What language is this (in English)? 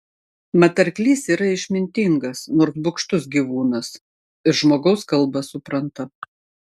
Lithuanian